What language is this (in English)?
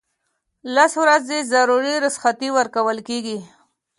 Pashto